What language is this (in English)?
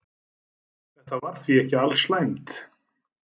Icelandic